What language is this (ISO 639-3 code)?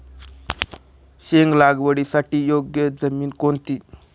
mar